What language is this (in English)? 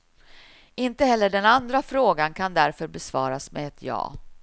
Swedish